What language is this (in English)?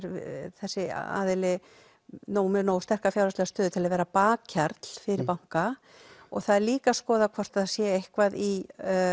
Icelandic